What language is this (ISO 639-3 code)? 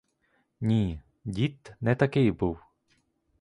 ukr